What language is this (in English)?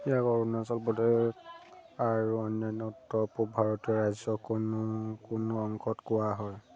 Assamese